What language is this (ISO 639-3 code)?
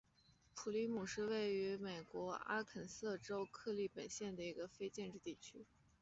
zho